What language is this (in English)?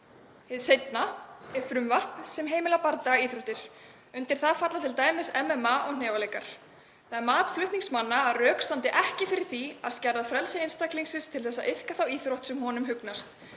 Icelandic